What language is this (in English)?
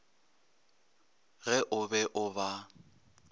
Northern Sotho